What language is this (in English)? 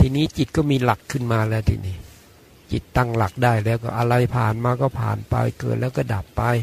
Thai